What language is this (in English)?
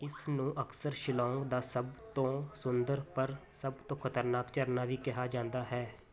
Punjabi